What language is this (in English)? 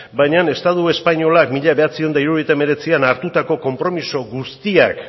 Basque